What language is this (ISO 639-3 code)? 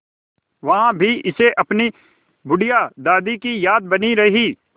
hin